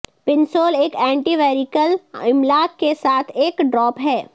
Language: Urdu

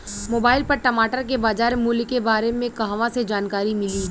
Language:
Bhojpuri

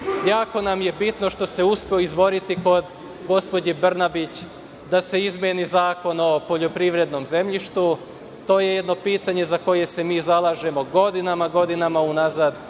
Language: Serbian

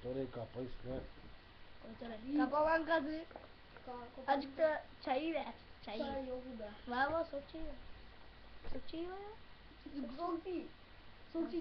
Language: Turkish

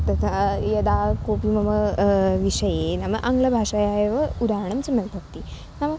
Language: Sanskrit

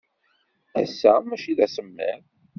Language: Kabyle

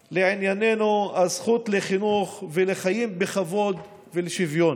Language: Hebrew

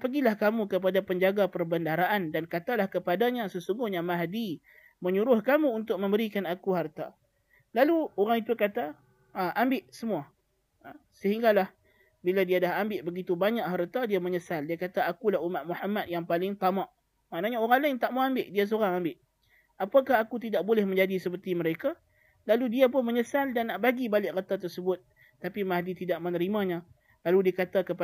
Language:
Malay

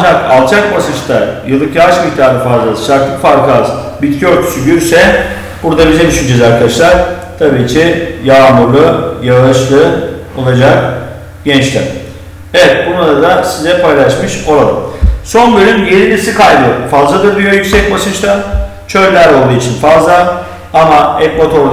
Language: Turkish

